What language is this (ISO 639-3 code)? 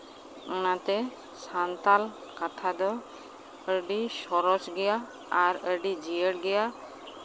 sat